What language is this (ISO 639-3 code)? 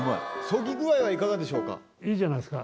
jpn